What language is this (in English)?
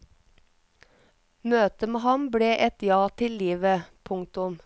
Norwegian